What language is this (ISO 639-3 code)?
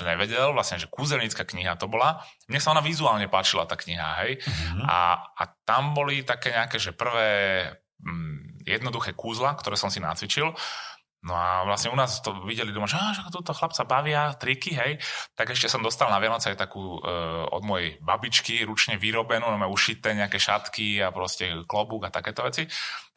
slk